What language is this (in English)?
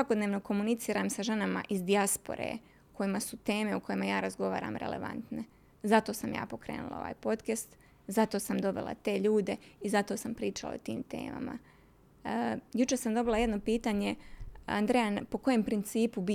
Croatian